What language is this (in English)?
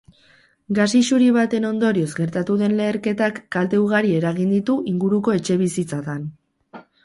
Basque